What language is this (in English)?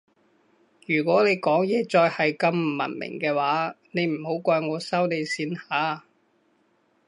Cantonese